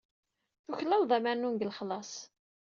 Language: Kabyle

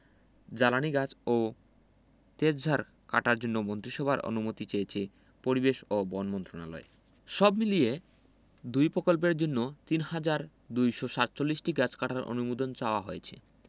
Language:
Bangla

